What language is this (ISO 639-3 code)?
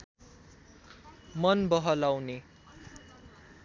nep